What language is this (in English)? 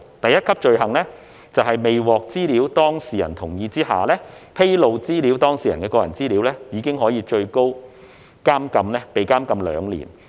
Cantonese